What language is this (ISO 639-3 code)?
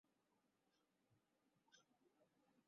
ben